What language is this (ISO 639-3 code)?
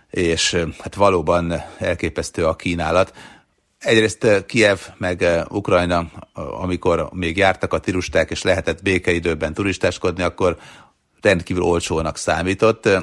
hun